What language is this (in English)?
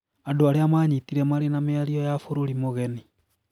Kikuyu